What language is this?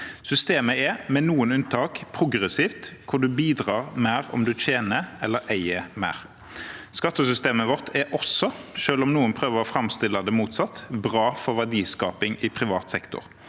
Norwegian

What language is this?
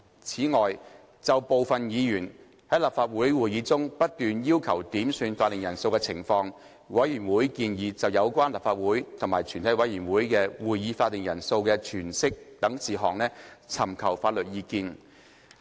Cantonese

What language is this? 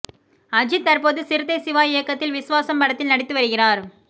Tamil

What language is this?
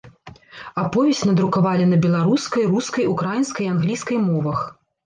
Belarusian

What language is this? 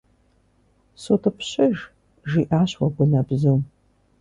Kabardian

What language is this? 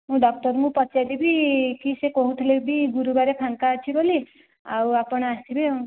Odia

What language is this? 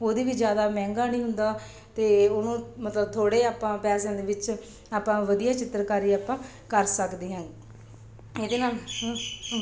Punjabi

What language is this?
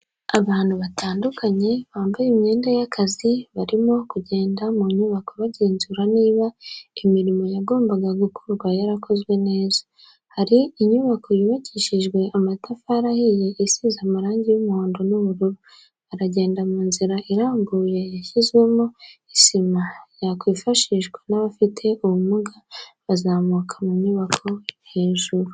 Kinyarwanda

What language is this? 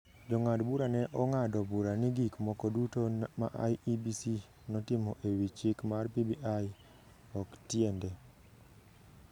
Luo (Kenya and Tanzania)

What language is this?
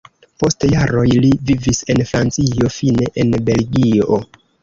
Esperanto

